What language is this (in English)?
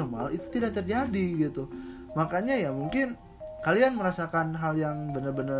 Indonesian